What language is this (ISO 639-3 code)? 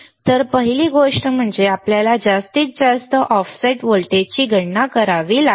mar